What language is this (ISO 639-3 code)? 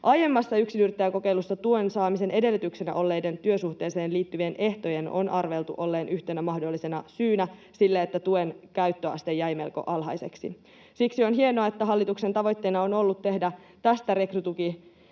fin